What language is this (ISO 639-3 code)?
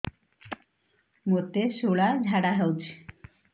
ori